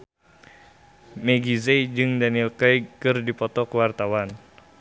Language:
Sundanese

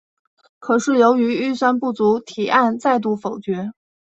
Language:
Chinese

